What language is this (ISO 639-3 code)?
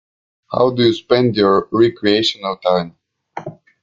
eng